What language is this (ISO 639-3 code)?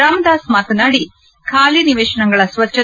kan